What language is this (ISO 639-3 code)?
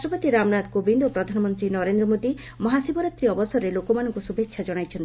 ori